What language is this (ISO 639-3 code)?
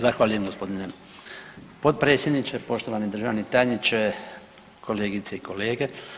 hrv